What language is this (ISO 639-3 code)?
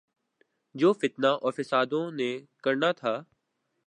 urd